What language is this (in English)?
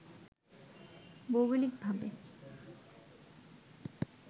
Bangla